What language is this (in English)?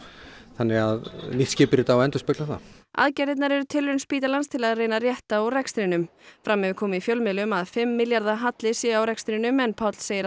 Icelandic